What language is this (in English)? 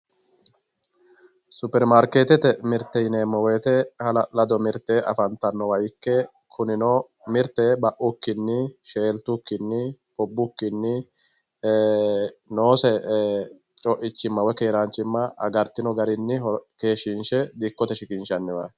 Sidamo